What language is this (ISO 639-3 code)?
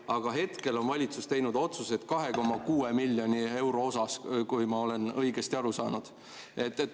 est